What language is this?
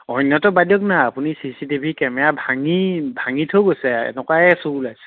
Assamese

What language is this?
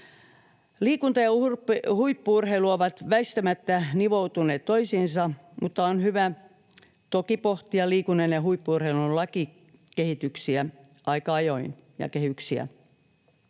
Finnish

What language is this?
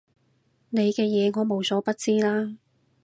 Cantonese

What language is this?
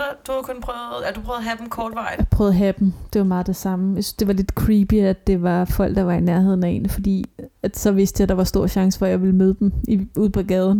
Danish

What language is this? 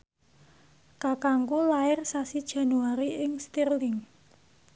Javanese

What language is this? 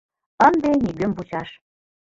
Mari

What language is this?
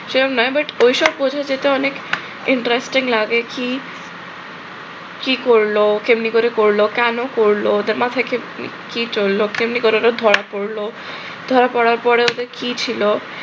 Bangla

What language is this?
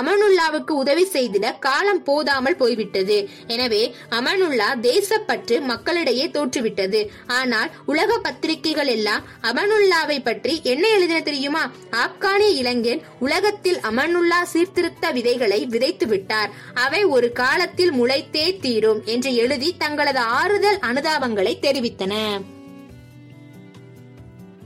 Tamil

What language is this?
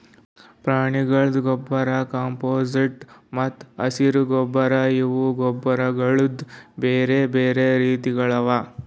Kannada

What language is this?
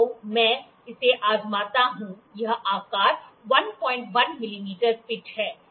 Hindi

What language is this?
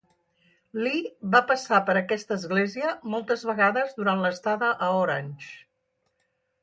Catalan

